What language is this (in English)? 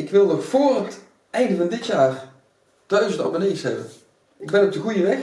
Dutch